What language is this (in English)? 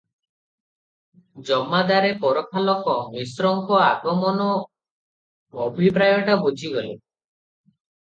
Odia